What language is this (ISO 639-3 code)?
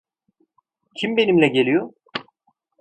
tur